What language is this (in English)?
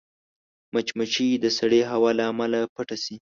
Pashto